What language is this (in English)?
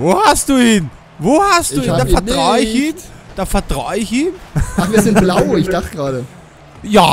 German